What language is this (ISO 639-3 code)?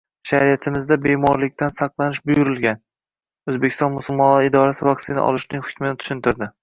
uzb